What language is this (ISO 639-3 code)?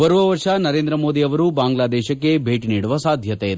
kan